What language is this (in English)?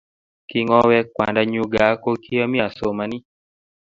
Kalenjin